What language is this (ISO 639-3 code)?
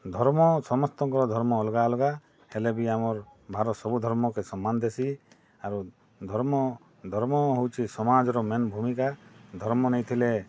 ori